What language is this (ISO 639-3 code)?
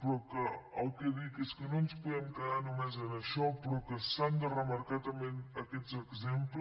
cat